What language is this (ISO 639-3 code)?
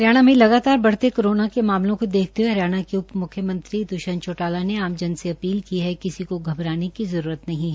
hin